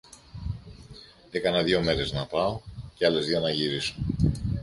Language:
Greek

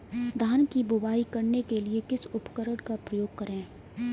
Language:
Hindi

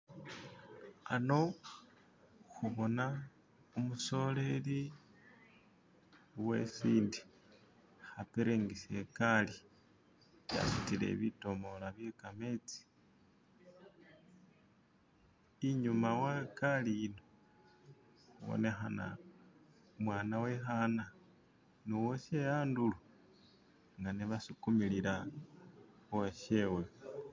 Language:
Masaaba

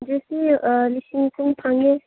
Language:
Manipuri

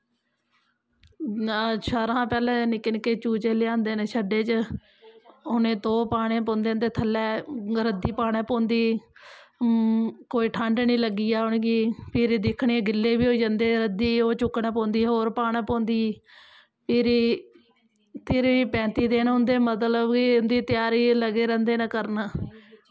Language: Dogri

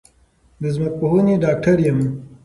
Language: Pashto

